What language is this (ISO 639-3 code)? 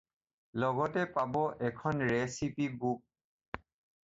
asm